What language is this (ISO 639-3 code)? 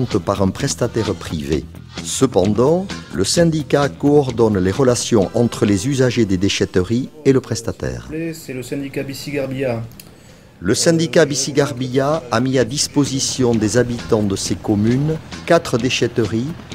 fra